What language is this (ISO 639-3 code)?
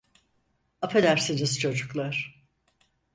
tur